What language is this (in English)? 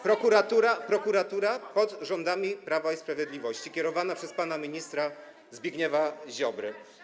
Polish